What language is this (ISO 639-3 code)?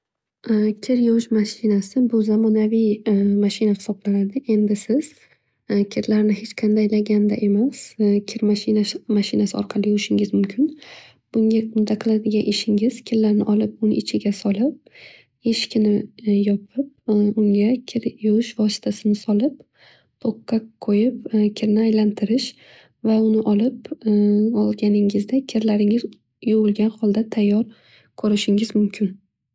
uzb